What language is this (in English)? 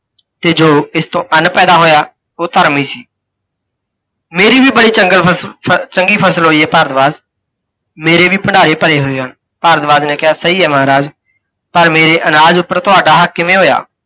Punjabi